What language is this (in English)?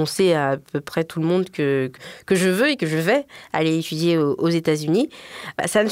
French